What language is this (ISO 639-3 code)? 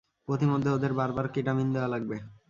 ben